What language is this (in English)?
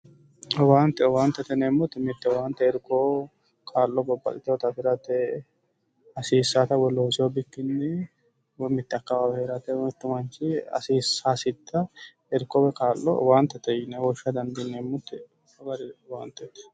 Sidamo